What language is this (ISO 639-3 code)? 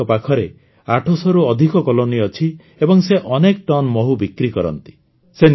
ori